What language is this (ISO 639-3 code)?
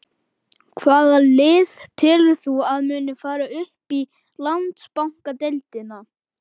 isl